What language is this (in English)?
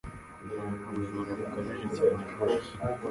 Kinyarwanda